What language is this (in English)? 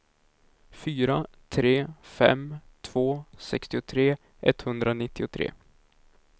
Swedish